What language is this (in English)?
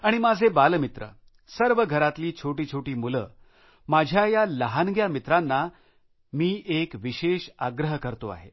Marathi